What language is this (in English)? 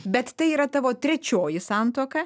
Lithuanian